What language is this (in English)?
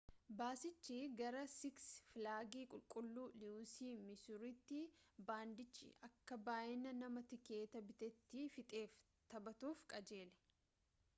Oromo